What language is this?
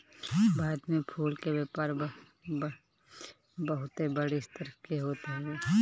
Bhojpuri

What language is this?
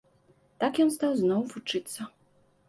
Belarusian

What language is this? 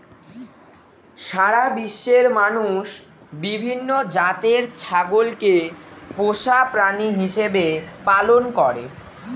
Bangla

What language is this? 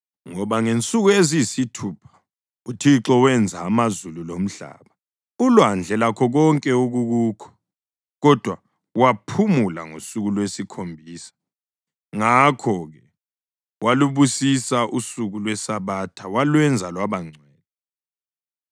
North Ndebele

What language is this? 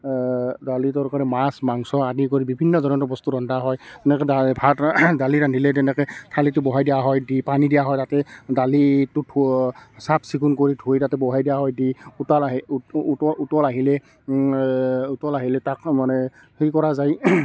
Assamese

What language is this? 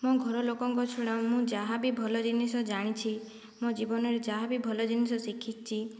Odia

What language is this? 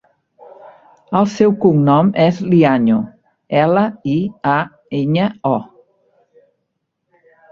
Catalan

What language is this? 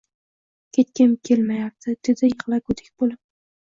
Uzbek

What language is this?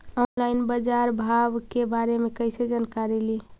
Magahi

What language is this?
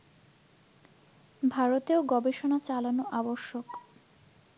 Bangla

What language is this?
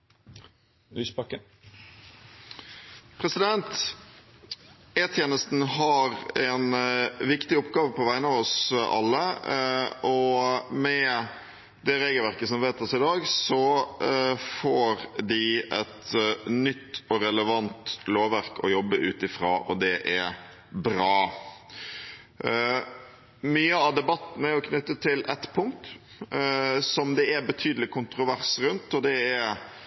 Norwegian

